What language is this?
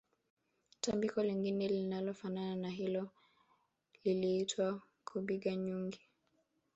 Swahili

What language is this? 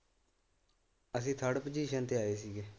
Punjabi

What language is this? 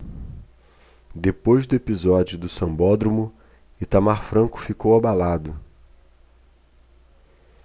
Portuguese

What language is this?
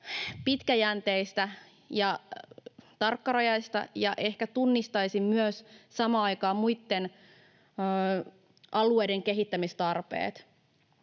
Finnish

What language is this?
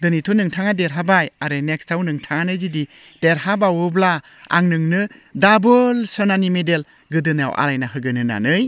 Bodo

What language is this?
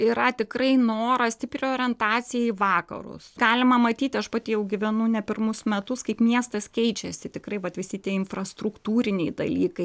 Lithuanian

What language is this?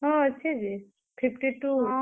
Odia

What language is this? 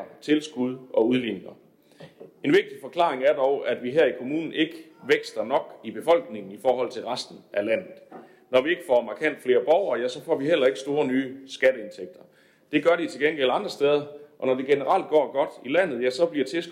Danish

